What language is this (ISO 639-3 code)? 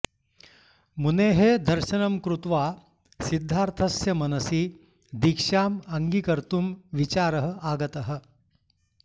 san